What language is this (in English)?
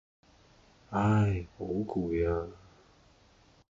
Cantonese